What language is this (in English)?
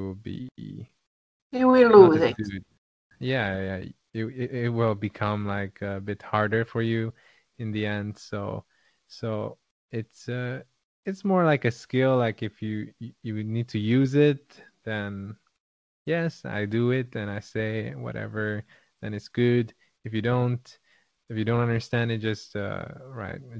Hungarian